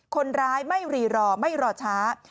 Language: Thai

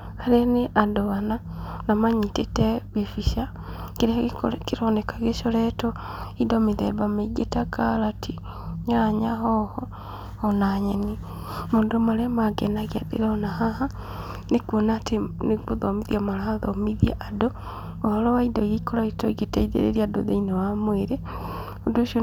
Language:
Kikuyu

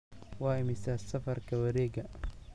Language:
Somali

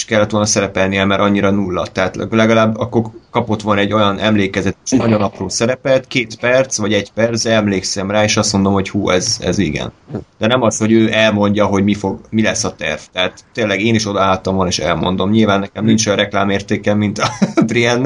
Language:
Hungarian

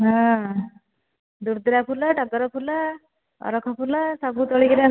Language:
Odia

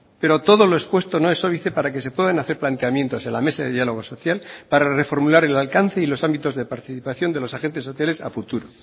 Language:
Spanish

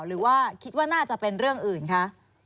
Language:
Thai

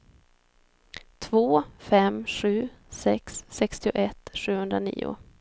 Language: Swedish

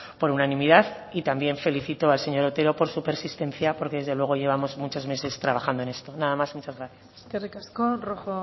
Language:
Spanish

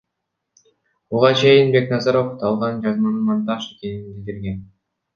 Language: Kyrgyz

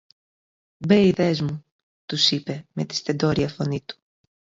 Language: Greek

